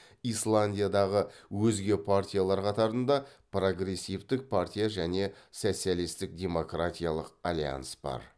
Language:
Kazakh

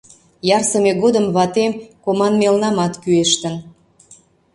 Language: Mari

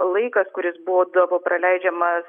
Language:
Lithuanian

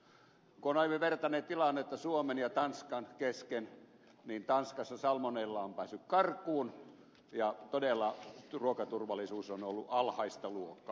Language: Finnish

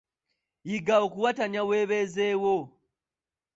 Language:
Ganda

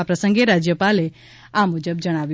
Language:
Gujarati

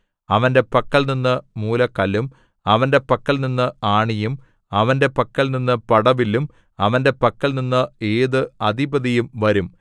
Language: Malayalam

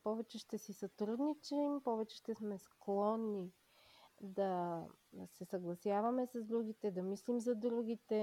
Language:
Bulgarian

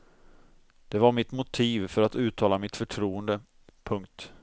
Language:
Swedish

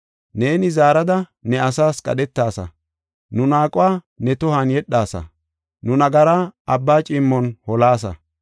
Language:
Gofa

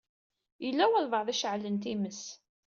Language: Kabyle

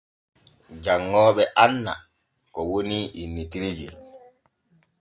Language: Borgu Fulfulde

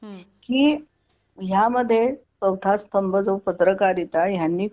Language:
Marathi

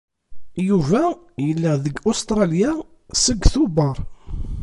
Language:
Kabyle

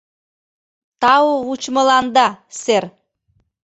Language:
Mari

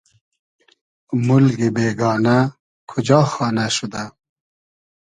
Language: Hazaragi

